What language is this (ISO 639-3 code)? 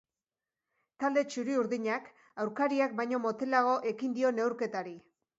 eus